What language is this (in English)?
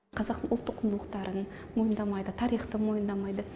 Kazakh